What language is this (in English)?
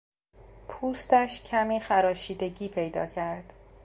Persian